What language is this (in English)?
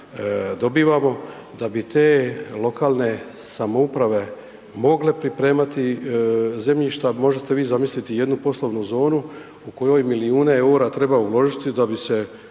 Croatian